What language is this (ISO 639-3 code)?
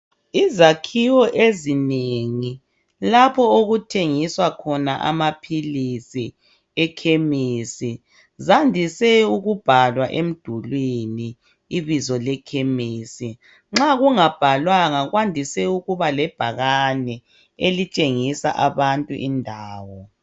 nde